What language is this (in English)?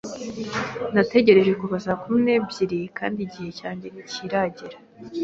Kinyarwanda